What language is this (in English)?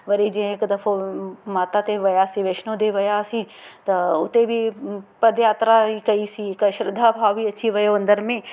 Sindhi